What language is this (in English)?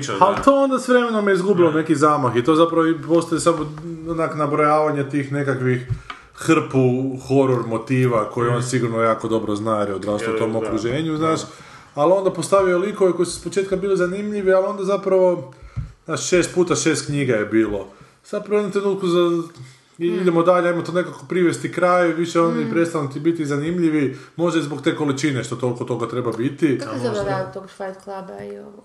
Croatian